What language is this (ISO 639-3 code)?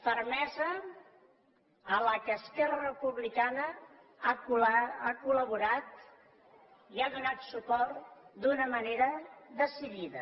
cat